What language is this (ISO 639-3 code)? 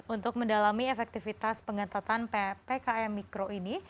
ind